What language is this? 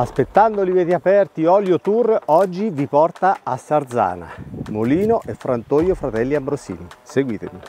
Italian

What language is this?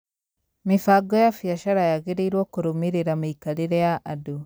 Kikuyu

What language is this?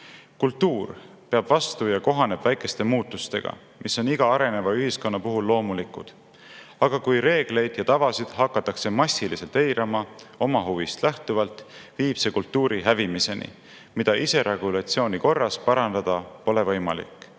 Estonian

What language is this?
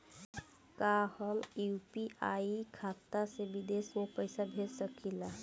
Bhojpuri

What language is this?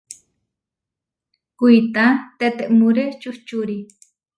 Huarijio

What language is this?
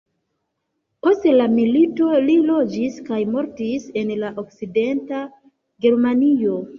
Esperanto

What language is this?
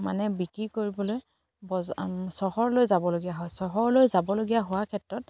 Assamese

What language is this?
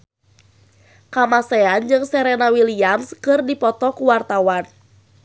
Sundanese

